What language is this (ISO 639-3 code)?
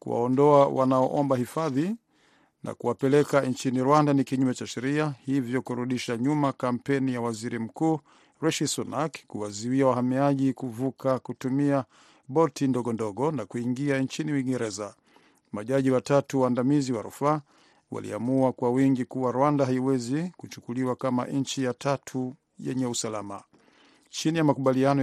swa